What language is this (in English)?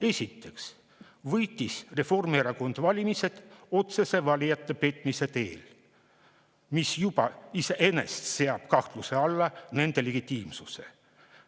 Estonian